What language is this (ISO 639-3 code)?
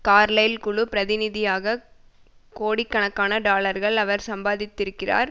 tam